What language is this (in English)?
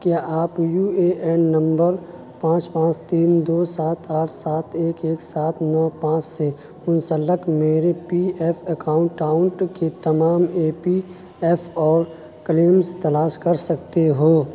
Urdu